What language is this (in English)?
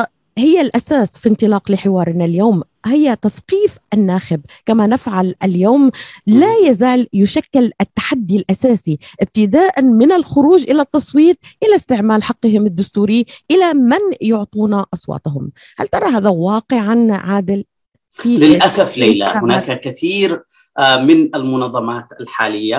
Arabic